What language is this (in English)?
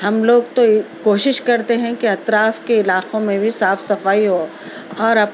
Urdu